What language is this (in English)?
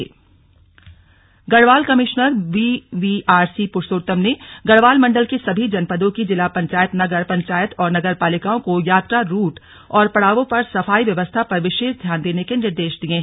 Hindi